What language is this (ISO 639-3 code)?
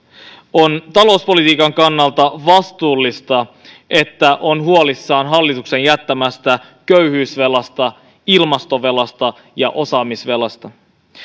fin